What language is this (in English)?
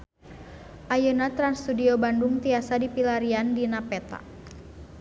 Sundanese